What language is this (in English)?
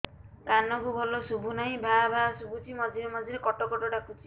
Odia